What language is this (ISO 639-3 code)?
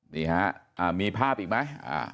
tha